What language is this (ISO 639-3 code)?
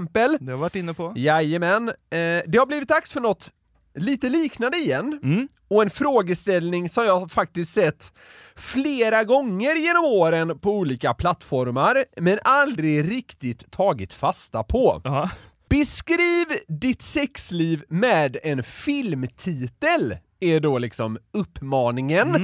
swe